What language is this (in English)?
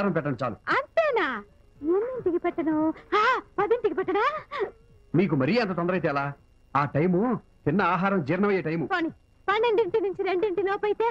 English